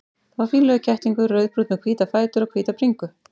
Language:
Icelandic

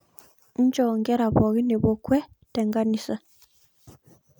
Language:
Masai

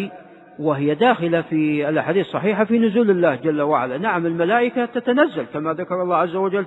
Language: Arabic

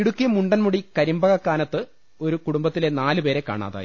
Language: Malayalam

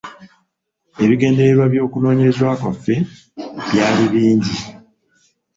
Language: Ganda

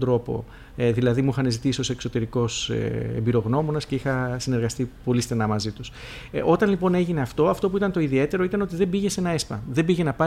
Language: Greek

